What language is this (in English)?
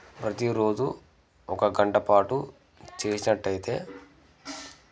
Telugu